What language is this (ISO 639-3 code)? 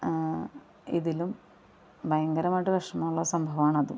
mal